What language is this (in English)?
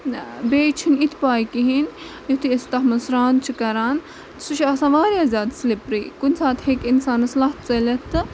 Kashmiri